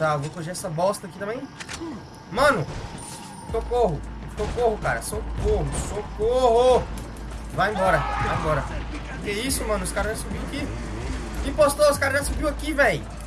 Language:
Portuguese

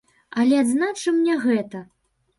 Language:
Belarusian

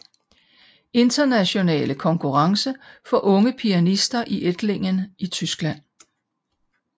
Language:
Danish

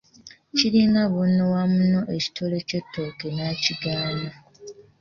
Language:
Ganda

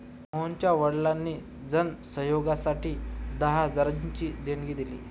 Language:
Marathi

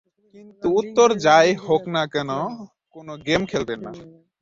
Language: Bangla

